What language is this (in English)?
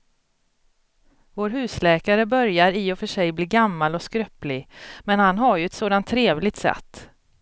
Swedish